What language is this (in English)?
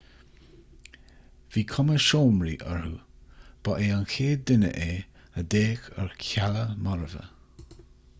Irish